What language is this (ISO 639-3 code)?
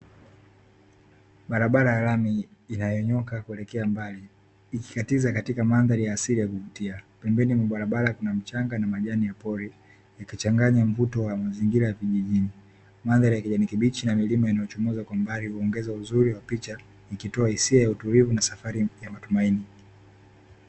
swa